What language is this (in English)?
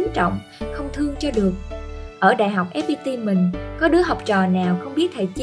Vietnamese